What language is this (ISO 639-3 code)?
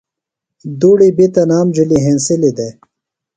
phl